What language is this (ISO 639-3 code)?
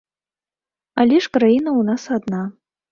bel